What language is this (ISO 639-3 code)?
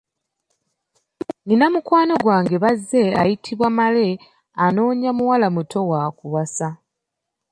lug